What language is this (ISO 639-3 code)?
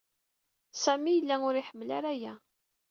kab